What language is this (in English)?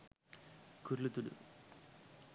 Sinhala